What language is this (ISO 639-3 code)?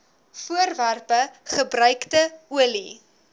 afr